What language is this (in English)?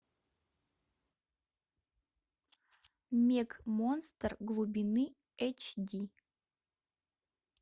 Russian